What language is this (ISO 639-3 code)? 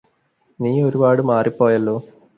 mal